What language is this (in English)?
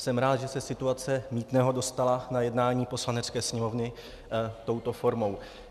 Czech